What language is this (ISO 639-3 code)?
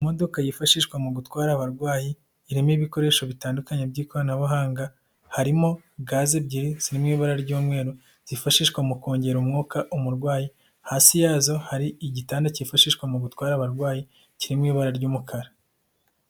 kin